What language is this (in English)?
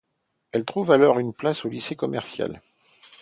French